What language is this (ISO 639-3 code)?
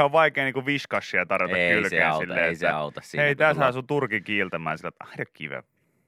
fin